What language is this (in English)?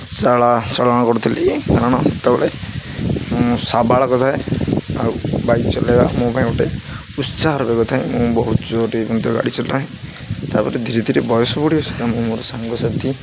Odia